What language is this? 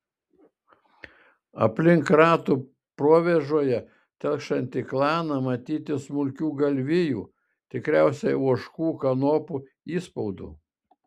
Lithuanian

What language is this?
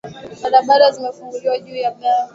Swahili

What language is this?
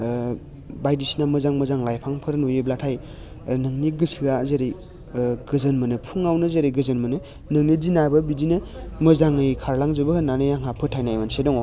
Bodo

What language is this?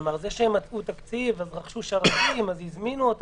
Hebrew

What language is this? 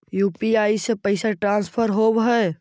Magahi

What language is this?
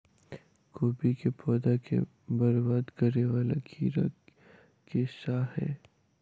Maithili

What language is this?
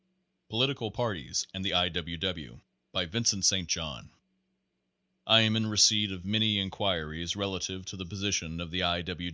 English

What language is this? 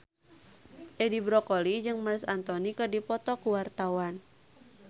Sundanese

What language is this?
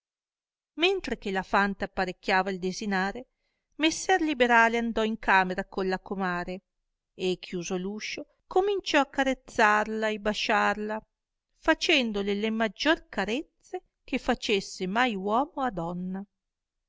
Italian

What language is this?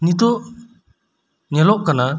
Santali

